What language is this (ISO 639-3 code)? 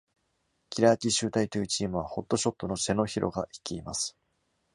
jpn